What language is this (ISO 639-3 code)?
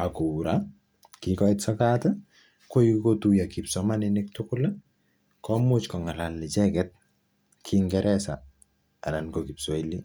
kln